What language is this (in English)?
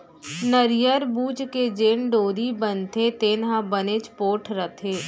Chhattisgarhi